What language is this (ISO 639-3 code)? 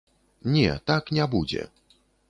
bel